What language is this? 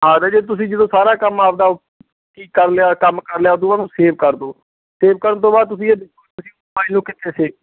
Punjabi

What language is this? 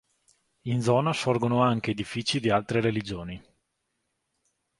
Italian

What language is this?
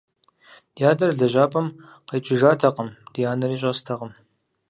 Kabardian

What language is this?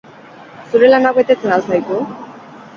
Basque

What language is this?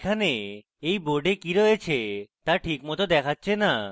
Bangla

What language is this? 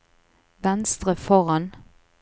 Norwegian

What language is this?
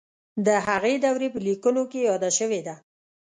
Pashto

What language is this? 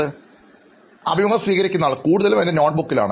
Malayalam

